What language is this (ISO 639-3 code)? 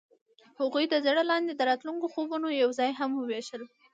pus